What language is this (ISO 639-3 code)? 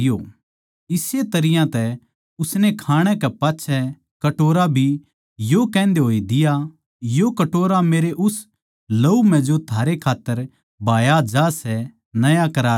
bgc